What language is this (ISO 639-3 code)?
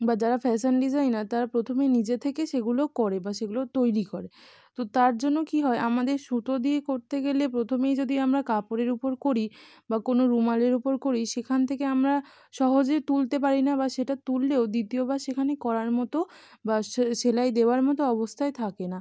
ben